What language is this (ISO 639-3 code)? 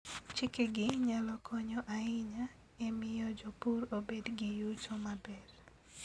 luo